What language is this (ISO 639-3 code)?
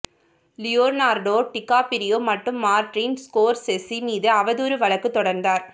tam